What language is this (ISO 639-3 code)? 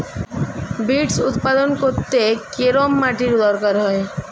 ben